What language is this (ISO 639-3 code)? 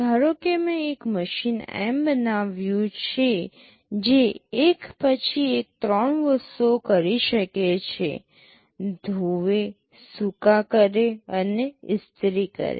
guj